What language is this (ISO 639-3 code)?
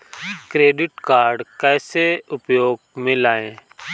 hin